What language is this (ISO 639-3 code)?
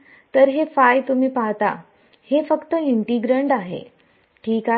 mar